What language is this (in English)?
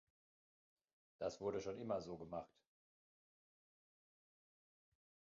German